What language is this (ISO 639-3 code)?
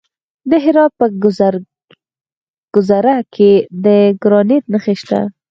pus